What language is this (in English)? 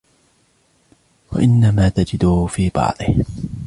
Arabic